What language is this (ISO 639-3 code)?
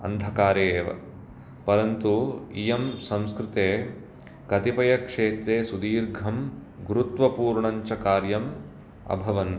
san